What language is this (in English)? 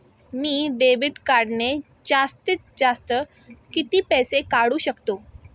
Marathi